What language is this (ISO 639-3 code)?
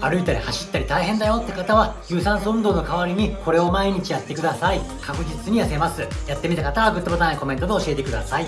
jpn